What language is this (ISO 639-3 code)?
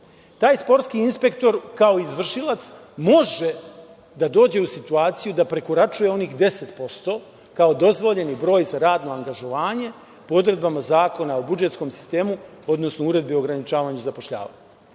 srp